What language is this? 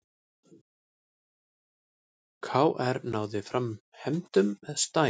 Icelandic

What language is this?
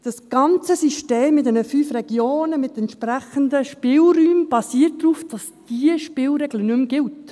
Swiss German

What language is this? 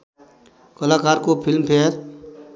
Nepali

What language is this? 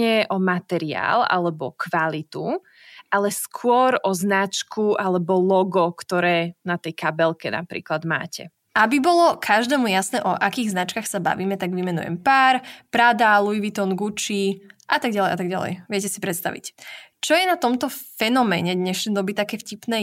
Slovak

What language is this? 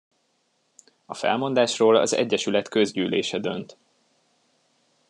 Hungarian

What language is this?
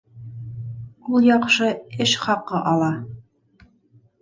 Bashkir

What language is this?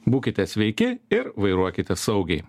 Lithuanian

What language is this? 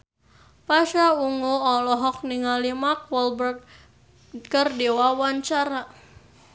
Sundanese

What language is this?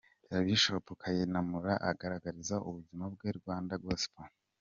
Kinyarwanda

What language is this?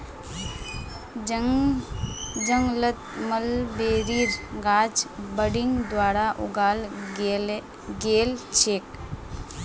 Magahi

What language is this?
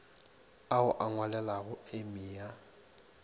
Northern Sotho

